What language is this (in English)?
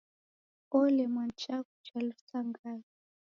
Taita